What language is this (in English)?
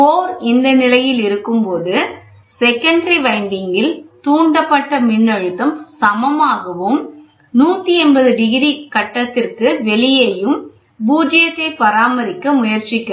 Tamil